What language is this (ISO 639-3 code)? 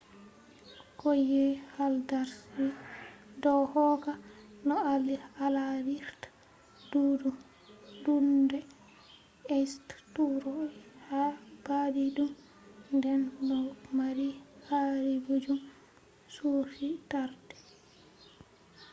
ful